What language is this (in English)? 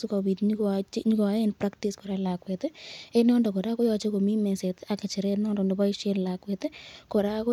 Kalenjin